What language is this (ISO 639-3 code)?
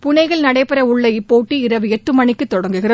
tam